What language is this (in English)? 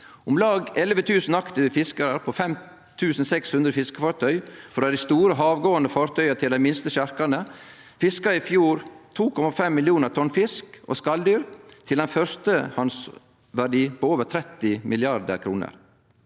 Norwegian